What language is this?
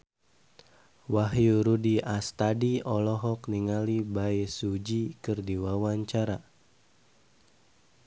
Sundanese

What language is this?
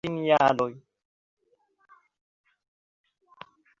Esperanto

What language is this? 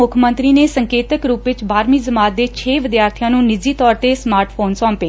Punjabi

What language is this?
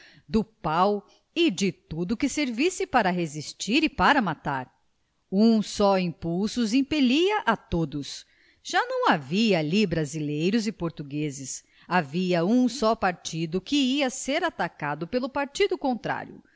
Portuguese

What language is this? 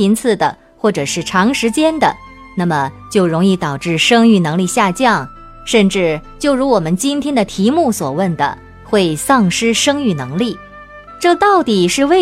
Chinese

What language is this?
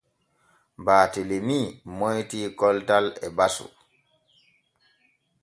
Borgu Fulfulde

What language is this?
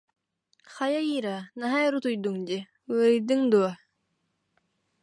Yakut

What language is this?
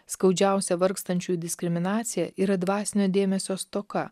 Lithuanian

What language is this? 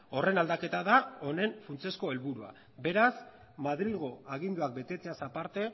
Basque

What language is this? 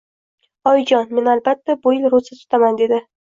Uzbek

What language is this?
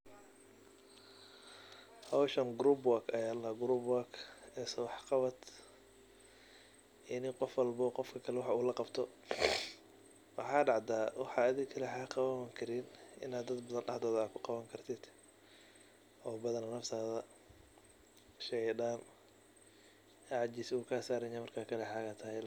Somali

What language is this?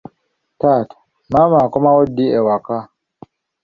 Ganda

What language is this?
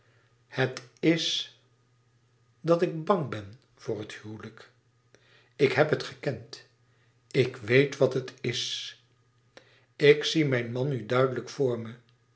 Dutch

